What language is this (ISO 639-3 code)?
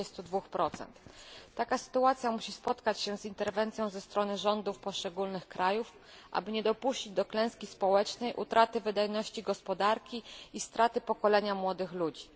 pol